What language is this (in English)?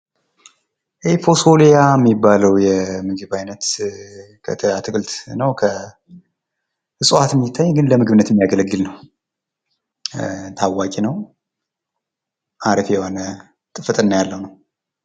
Amharic